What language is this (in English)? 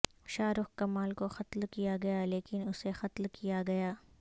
Urdu